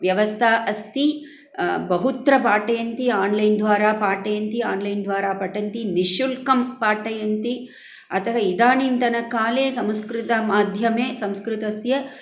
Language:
Sanskrit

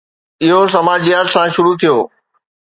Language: Sindhi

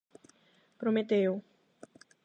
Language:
Galician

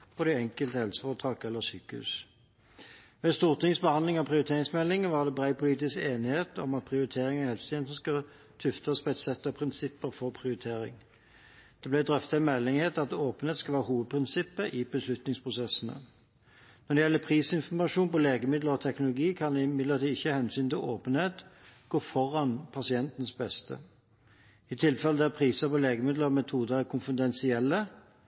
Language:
Norwegian Bokmål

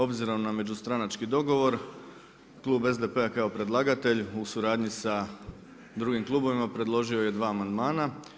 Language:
Croatian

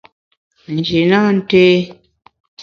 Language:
Bamun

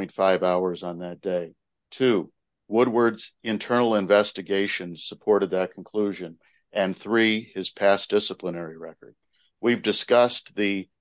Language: English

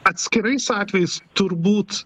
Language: Lithuanian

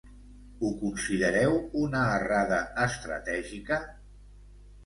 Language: Catalan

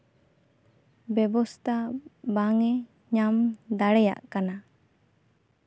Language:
Santali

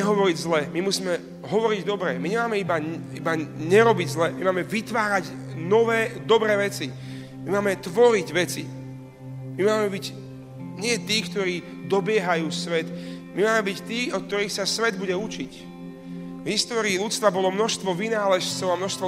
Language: Slovak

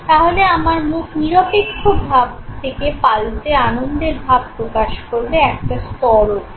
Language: Bangla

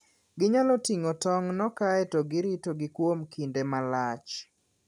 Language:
Luo (Kenya and Tanzania)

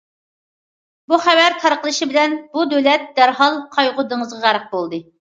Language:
Uyghur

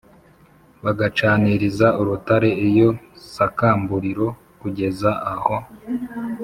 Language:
Kinyarwanda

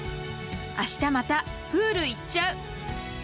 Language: Japanese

